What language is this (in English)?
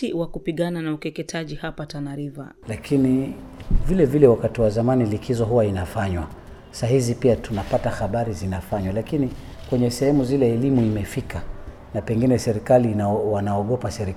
Swahili